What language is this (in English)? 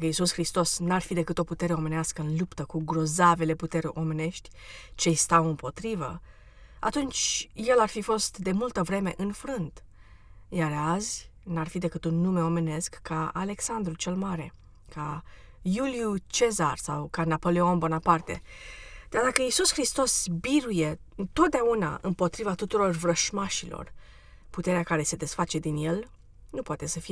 Romanian